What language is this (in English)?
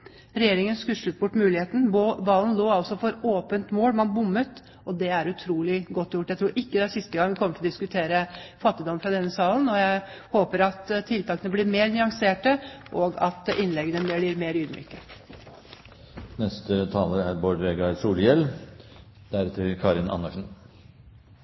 Norwegian